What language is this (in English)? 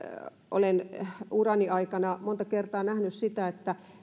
Finnish